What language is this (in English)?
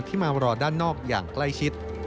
Thai